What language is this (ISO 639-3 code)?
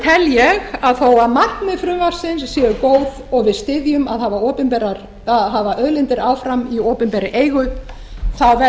isl